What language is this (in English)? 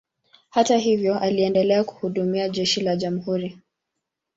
Swahili